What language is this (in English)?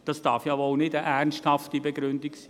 Swiss German